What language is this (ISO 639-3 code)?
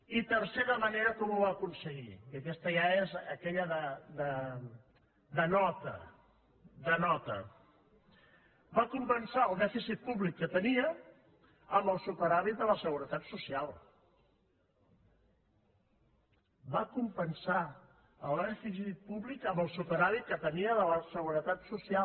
cat